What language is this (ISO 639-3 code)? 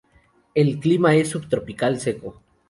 spa